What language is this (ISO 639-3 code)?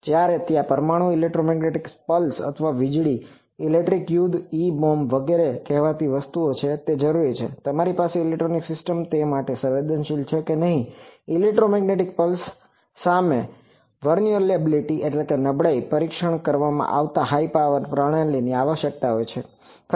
guj